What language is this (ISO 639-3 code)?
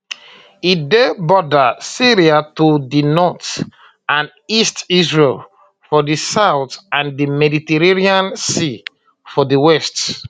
pcm